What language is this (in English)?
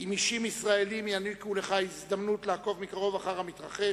Hebrew